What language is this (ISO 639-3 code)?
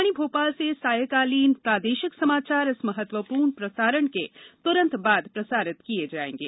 hin